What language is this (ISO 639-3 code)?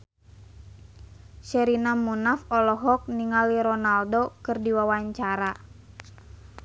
sun